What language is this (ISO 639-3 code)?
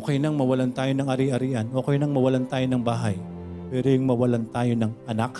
fil